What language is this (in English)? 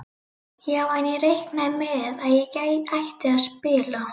Icelandic